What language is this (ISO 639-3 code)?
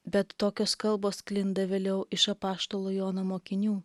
lit